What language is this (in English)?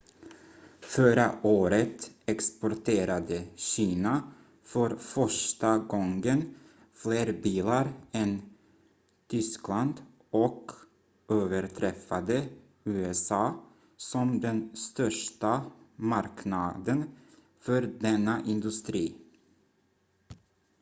Swedish